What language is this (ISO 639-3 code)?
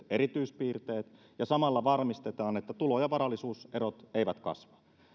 fin